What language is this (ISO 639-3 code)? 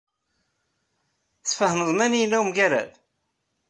kab